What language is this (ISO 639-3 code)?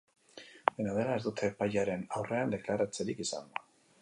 eus